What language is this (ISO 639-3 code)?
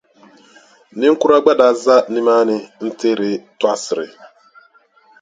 dag